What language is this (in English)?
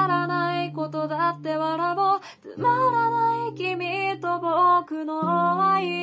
Japanese